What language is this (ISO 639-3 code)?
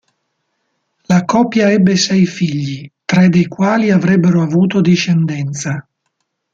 ita